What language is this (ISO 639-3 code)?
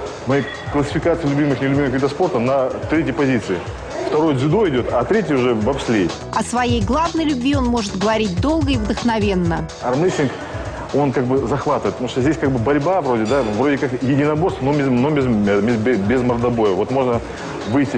rus